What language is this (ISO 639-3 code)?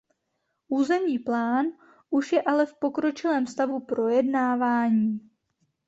ces